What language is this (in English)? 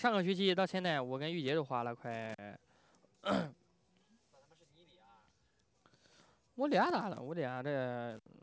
Chinese